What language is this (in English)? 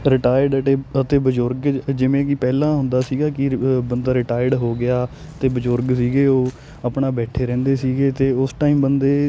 Punjabi